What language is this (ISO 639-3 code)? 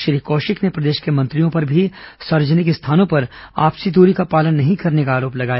hin